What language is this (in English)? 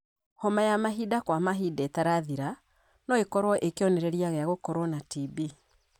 Kikuyu